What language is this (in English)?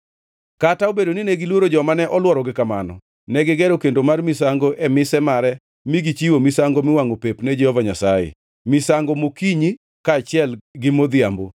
Luo (Kenya and Tanzania)